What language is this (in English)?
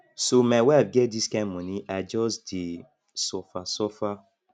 Nigerian Pidgin